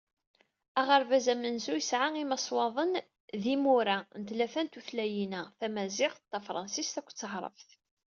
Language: Kabyle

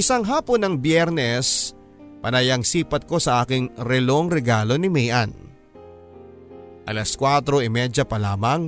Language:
Filipino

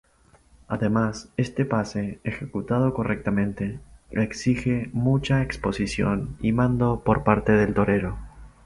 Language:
Spanish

